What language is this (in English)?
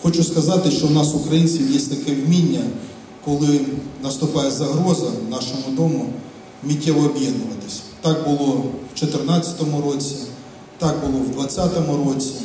Ukrainian